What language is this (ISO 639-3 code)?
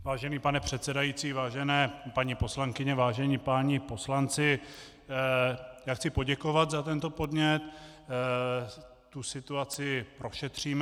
ces